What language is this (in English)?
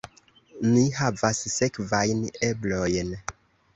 Esperanto